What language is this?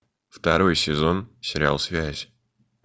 Russian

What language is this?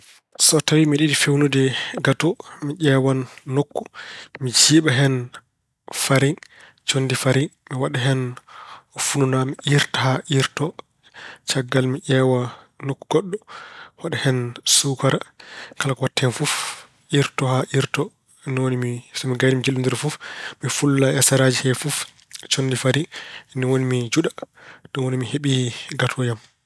Fula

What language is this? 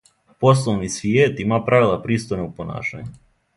Serbian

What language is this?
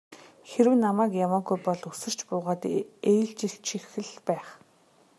Mongolian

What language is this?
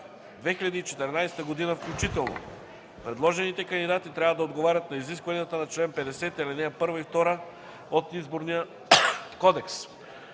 Bulgarian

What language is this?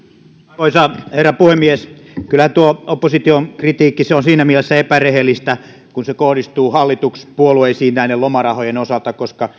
Finnish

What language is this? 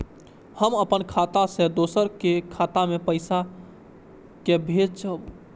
Maithili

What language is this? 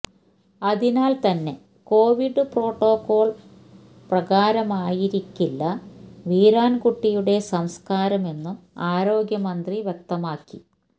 Malayalam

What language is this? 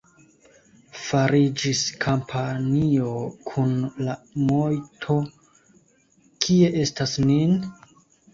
Esperanto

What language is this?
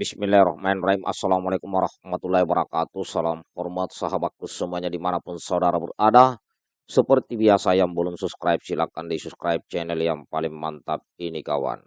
Indonesian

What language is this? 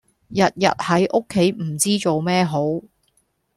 Cantonese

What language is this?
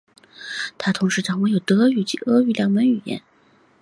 Chinese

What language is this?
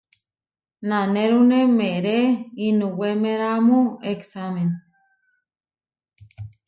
Huarijio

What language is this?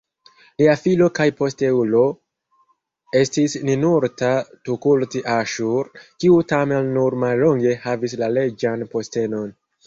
Esperanto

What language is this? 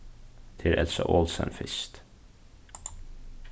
Faroese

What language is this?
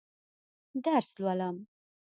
Pashto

